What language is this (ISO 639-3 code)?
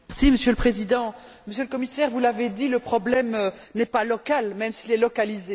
fra